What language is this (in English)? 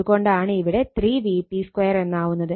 Malayalam